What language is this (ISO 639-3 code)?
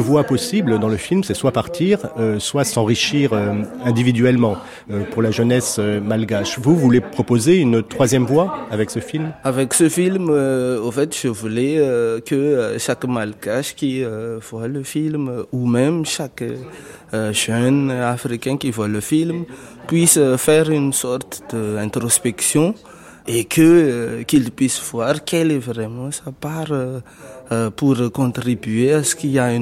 fra